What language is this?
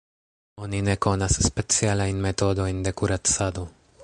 Esperanto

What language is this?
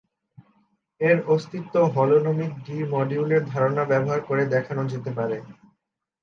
Bangla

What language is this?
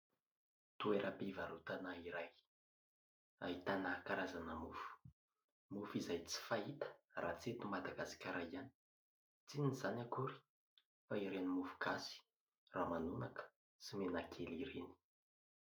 Malagasy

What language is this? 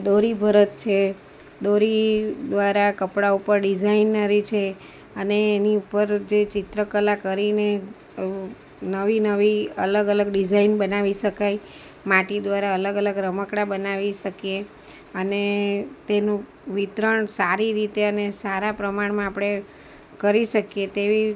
Gujarati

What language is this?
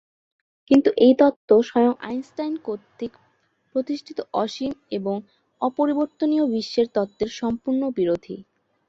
Bangla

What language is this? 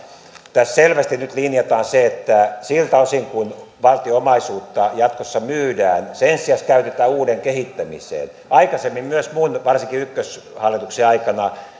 Finnish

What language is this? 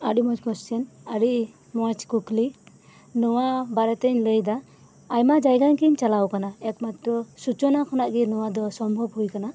Santali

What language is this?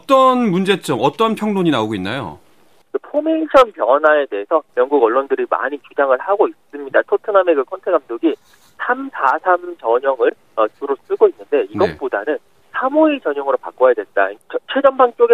Korean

